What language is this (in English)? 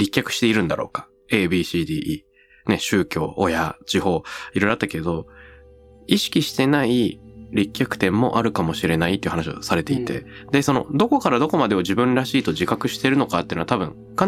Japanese